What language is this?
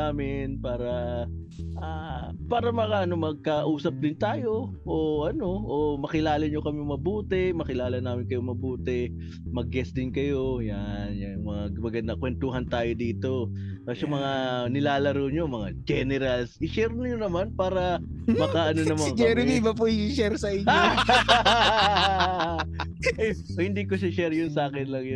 Filipino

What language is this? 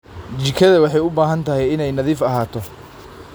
Somali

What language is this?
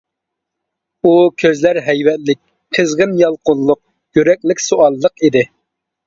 Uyghur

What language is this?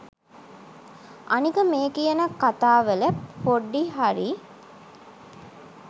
Sinhala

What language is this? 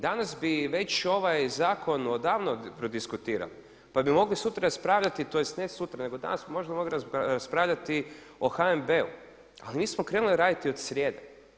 Croatian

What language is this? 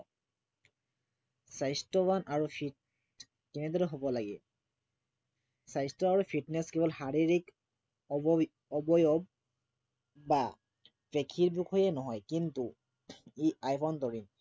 Assamese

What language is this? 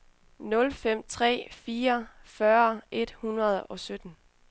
Danish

